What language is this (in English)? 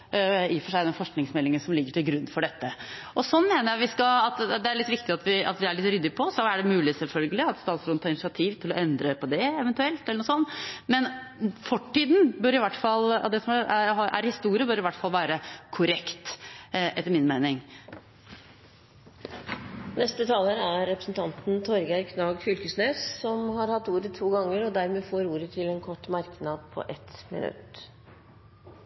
Norwegian